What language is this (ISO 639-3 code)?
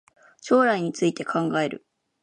jpn